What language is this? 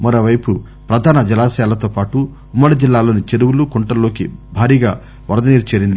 Telugu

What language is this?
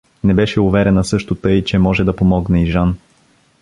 Bulgarian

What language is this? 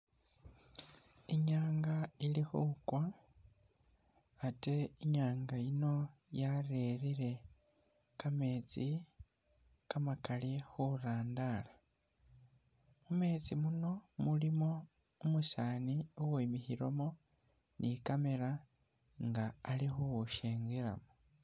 Masaaba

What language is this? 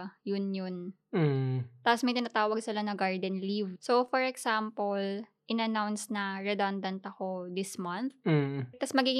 Filipino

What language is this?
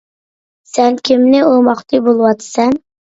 Uyghur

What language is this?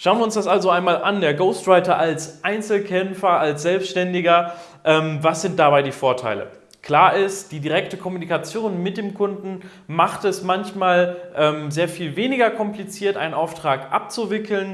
German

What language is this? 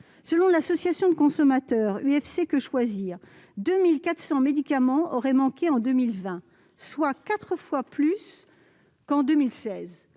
French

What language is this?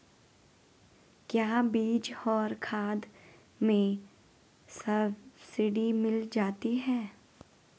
Hindi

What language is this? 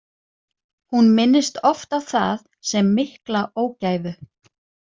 Icelandic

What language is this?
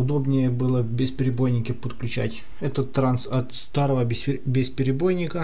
Russian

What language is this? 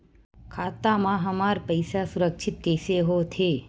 Chhattisgarhi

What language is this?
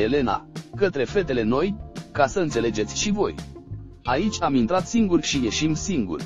Romanian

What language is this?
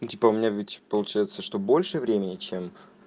Russian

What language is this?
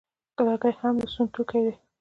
Pashto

